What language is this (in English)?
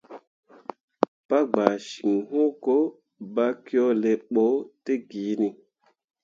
Mundang